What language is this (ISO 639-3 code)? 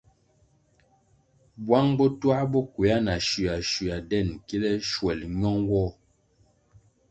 nmg